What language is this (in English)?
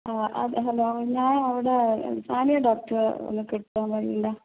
Malayalam